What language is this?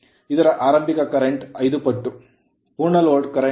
Kannada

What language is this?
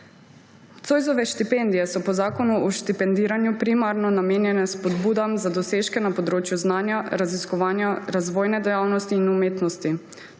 Slovenian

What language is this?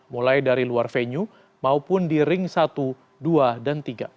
Indonesian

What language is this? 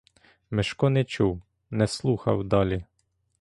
Ukrainian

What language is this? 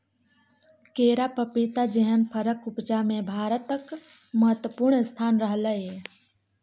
Maithili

